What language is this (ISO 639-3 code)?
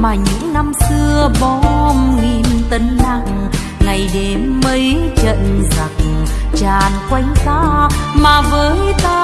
vie